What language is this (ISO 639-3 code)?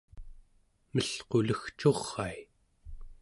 esu